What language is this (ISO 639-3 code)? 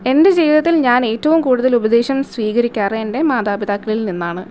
mal